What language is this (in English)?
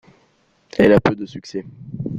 French